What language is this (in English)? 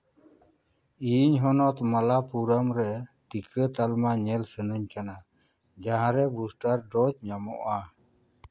Santali